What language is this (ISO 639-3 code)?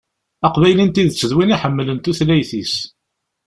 kab